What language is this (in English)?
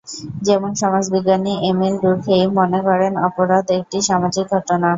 Bangla